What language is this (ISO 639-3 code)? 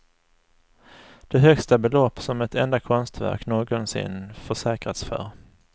swe